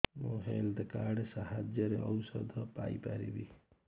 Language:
Odia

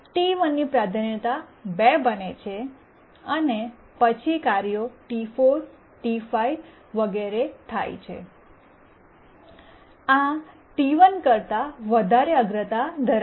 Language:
Gujarati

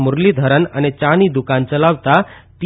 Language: Gujarati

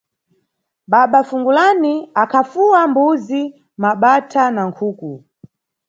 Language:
Nyungwe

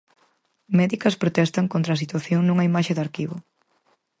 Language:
Galician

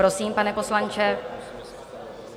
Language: Czech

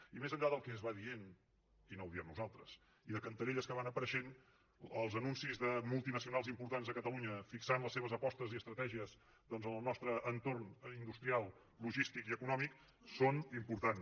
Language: Catalan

